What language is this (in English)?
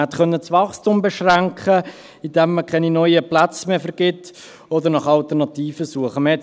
Swiss German